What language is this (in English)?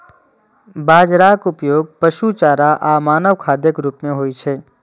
Maithili